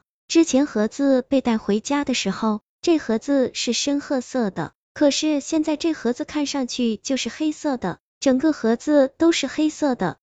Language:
Chinese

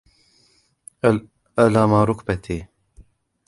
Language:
Arabic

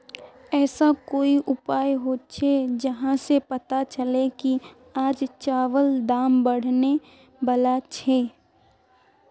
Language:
Magahi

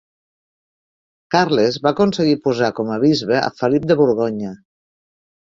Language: Catalan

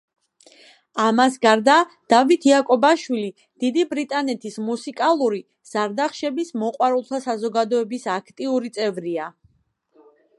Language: Georgian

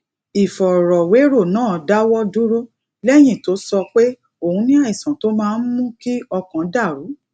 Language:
Yoruba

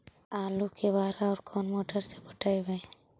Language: Magahi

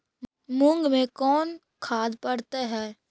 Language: Magahi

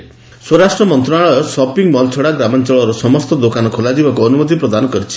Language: Odia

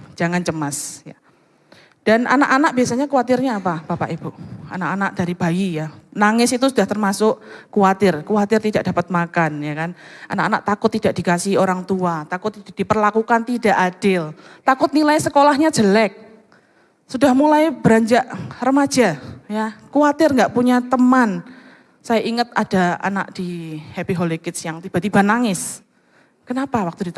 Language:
Indonesian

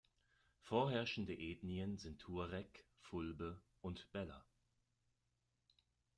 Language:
German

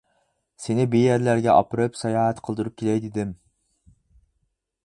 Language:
Uyghur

